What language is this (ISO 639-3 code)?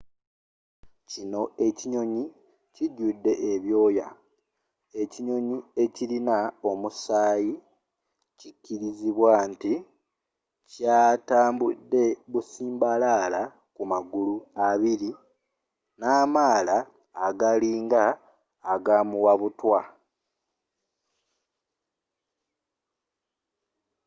lug